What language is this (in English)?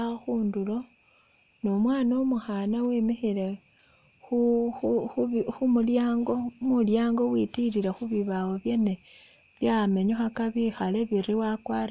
Masaaba